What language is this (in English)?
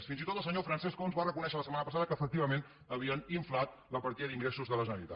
Catalan